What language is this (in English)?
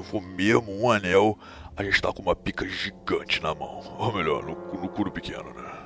Portuguese